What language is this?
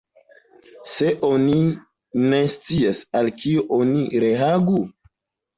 Esperanto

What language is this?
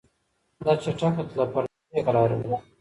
Pashto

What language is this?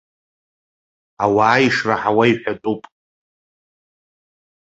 Abkhazian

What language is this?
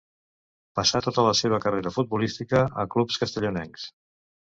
Catalan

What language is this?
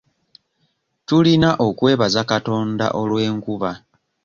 Ganda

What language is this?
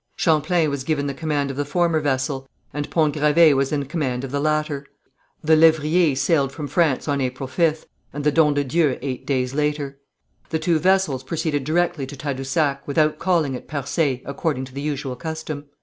English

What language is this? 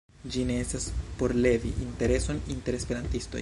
Esperanto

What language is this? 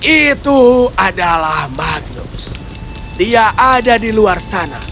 Indonesian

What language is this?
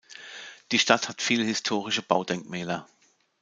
German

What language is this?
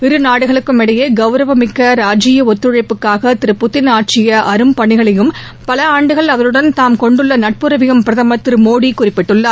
Tamil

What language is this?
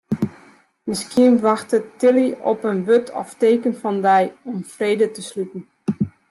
Western Frisian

